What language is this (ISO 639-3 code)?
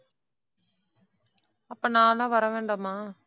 tam